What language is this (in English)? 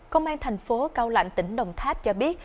Vietnamese